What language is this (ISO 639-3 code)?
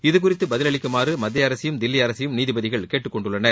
tam